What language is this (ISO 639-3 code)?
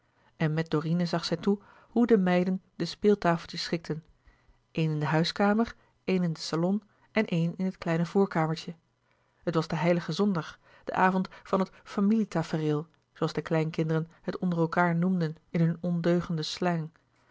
nld